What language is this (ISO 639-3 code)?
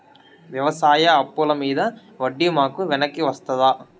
tel